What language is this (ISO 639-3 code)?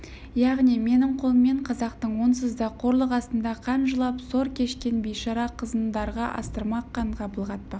kaz